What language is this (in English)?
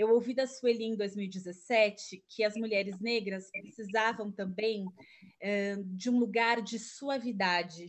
Portuguese